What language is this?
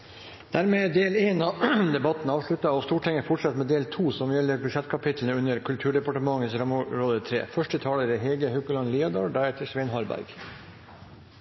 Norwegian Bokmål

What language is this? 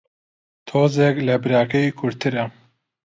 Central Kurdish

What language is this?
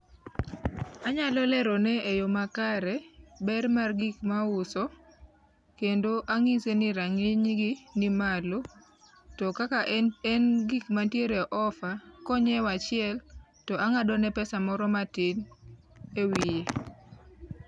Luo (Kenya and Tanzania)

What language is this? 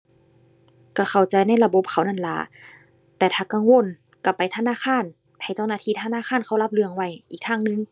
Thai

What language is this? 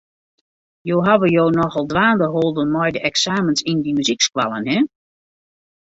Western Frisian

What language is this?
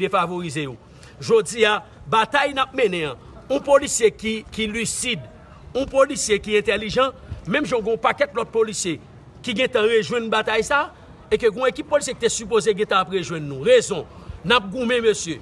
French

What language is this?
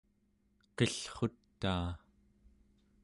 Central Yupik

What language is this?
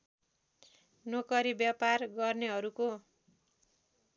Nepali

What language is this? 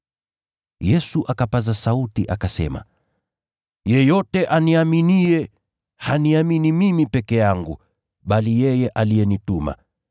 Swahili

